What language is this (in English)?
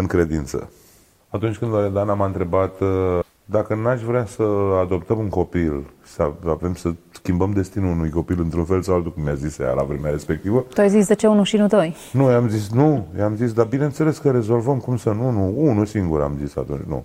Romanian